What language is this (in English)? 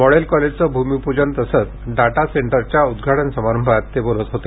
Marathi